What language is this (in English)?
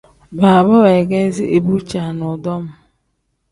Tem